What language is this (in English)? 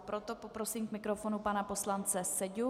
Czech